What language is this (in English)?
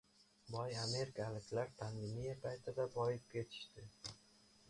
Uzbek